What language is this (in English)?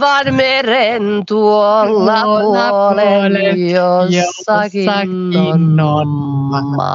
Finnish